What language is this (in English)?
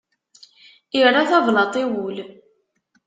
Kabyle